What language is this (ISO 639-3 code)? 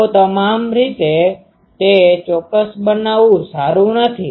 guj